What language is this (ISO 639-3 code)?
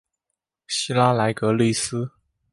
zho